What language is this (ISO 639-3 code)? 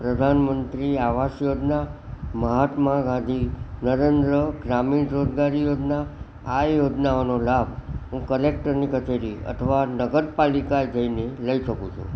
guj